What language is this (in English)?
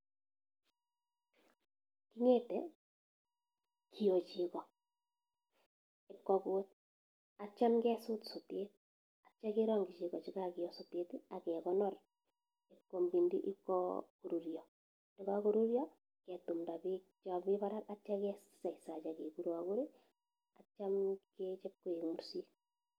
Kalenjin